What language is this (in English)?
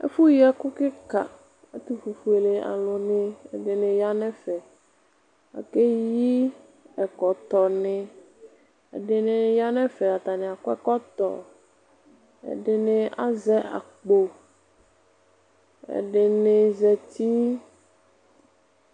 Ikposo